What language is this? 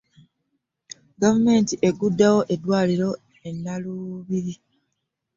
Ganda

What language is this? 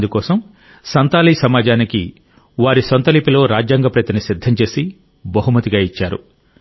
Telugu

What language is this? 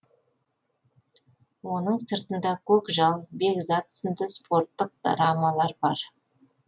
Kazakh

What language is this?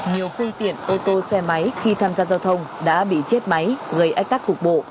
Vietnamese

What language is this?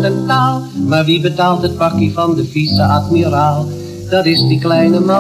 Dutch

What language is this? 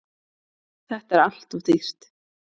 Icelandic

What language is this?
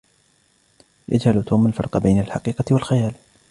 Arabic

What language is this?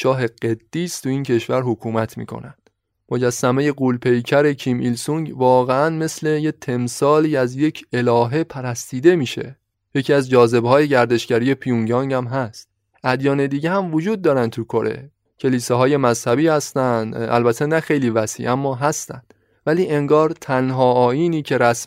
Persian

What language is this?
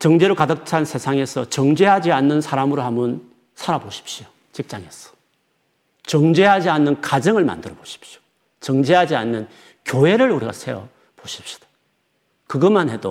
Korean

